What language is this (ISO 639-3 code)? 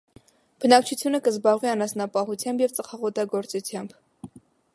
hye